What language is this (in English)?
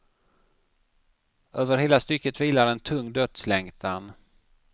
Swedish